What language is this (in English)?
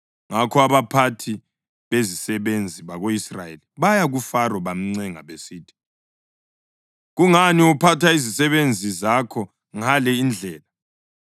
North Ndebele